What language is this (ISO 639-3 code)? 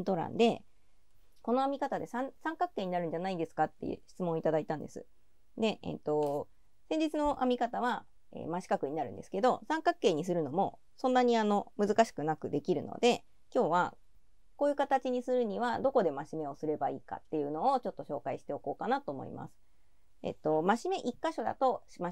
jpn